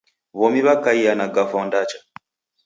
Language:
Taita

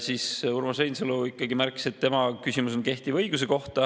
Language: Estonian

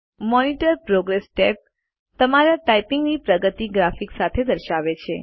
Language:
Gujarati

